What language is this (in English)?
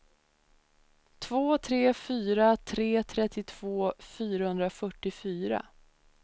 Swedish